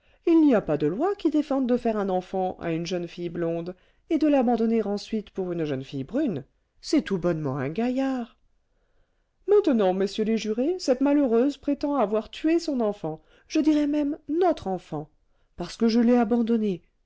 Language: French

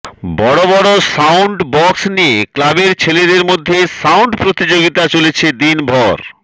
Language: Bangla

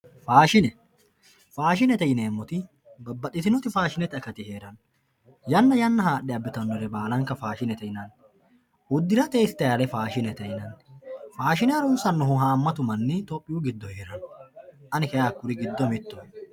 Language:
Sidamo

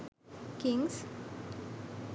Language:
Sinhala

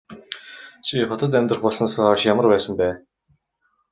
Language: Mongolian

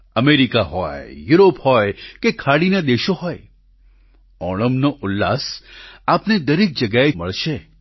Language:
Gujarati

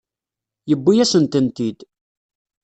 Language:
Kabyle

